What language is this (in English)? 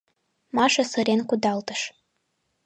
Mari